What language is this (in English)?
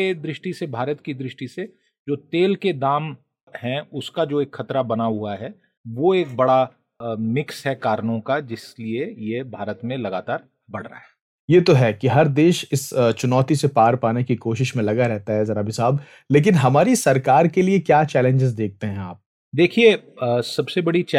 Hindi